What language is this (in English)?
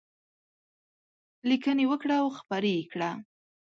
Pashto